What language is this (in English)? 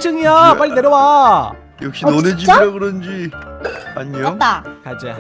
Korean